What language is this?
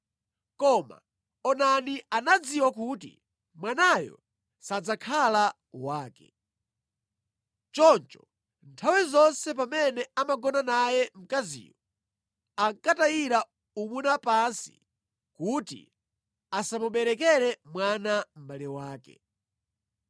Nyanja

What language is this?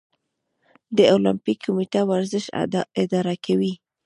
Pashto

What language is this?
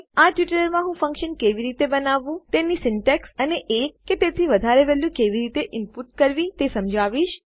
Gujarati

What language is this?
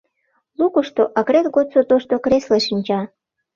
Mari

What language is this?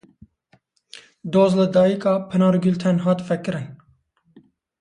Kurdish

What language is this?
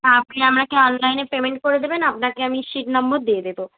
Bangla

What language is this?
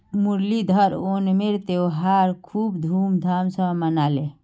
Magahi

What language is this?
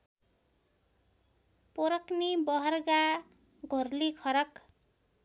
Nepali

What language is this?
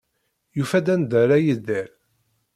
Kabyle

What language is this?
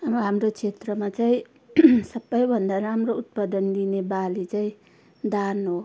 Nepali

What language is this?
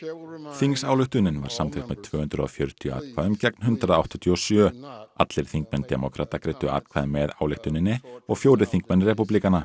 Icelandic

